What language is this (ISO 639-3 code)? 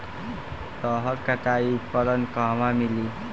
bho